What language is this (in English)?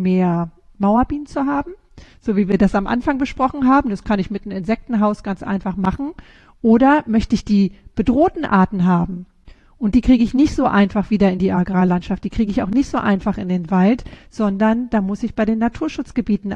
German